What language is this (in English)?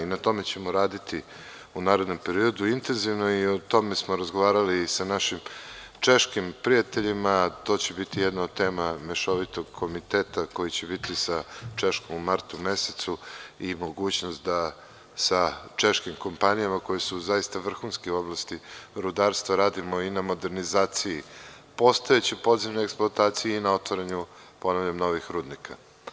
Serbian